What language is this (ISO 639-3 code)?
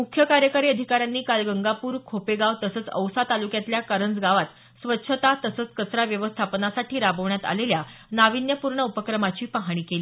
mar